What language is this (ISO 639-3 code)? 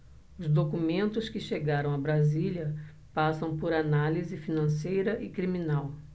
por